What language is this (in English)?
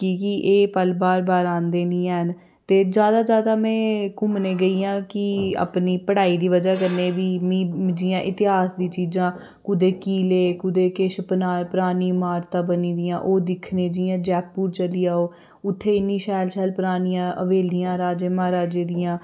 Dogri